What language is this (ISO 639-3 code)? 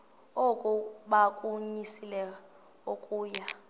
xho